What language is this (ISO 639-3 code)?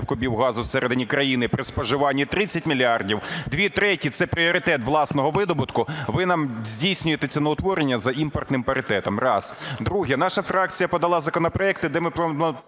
ukr